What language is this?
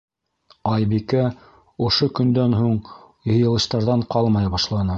Bashkir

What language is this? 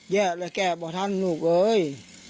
Thai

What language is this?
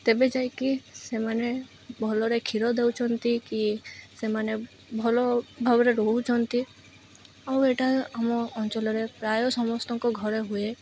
Odia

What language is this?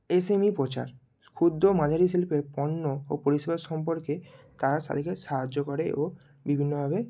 Bangla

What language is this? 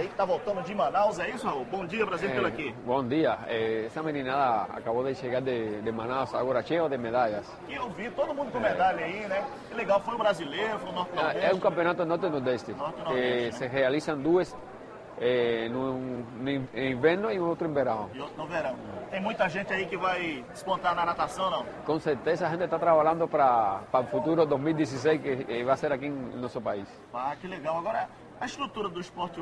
Portuguese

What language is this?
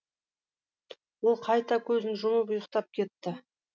Kazakh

